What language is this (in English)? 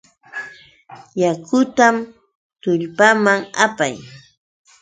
Yauyos Quechua